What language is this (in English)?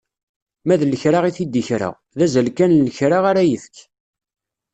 Kabyle